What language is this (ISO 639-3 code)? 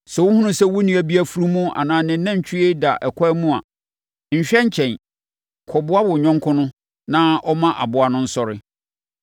aka